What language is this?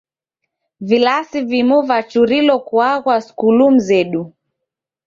Taita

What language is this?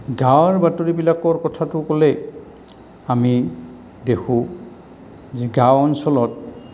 Assamese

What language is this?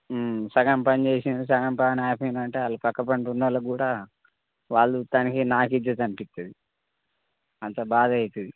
Telugu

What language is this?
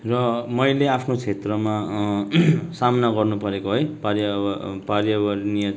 Nepali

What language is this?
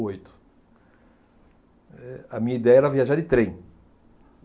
Portuguese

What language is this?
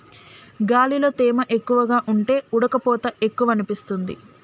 Telugu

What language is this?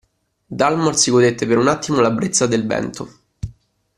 Italian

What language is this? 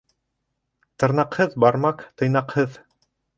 Bashkir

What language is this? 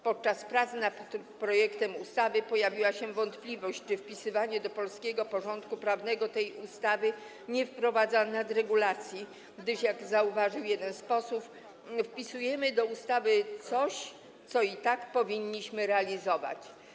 Polish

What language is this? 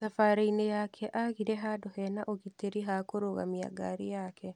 Kikuyu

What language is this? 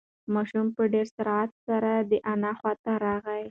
Pashto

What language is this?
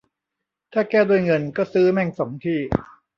Thai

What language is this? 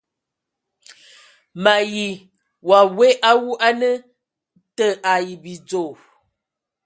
Ewondo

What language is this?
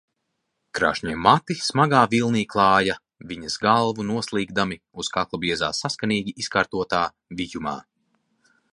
Latvian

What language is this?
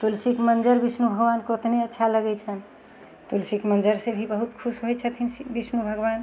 Maithili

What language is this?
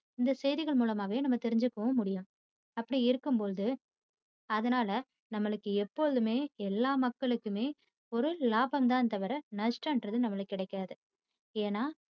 Tamil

